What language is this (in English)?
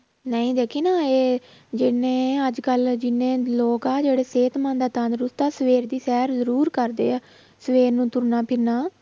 Punjabi